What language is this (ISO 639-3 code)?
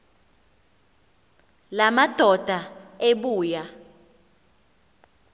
xho